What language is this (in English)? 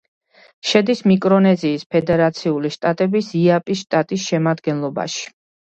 Georgian